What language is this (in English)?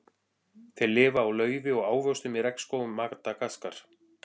Icelandic